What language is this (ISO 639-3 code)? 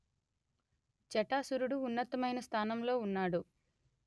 tel